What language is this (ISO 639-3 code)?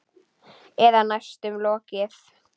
isl